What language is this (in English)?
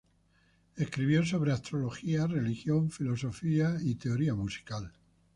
Spanish